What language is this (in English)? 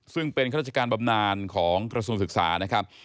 Thai